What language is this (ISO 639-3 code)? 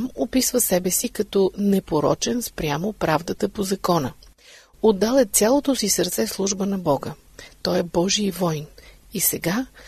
bul